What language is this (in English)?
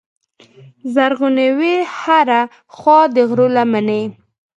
Pashto